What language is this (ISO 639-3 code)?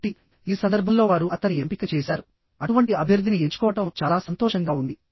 tel